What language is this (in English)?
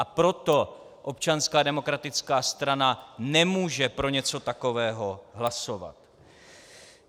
Czech